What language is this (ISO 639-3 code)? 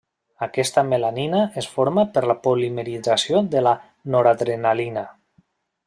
cat